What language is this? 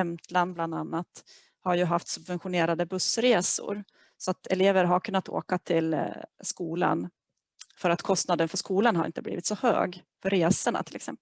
Swedish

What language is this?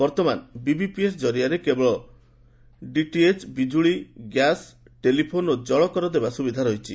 Odia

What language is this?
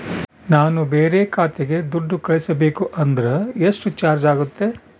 Kannada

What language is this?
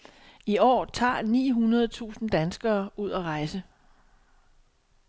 Danish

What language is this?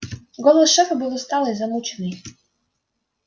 Russian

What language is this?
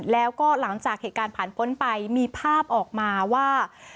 Thai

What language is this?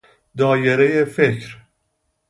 Persian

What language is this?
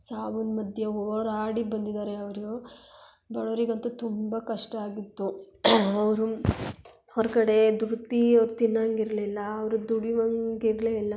Kannada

